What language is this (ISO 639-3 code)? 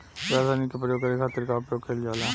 bho